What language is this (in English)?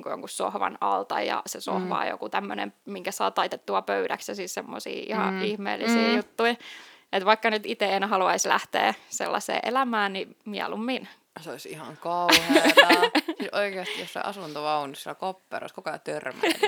Finnish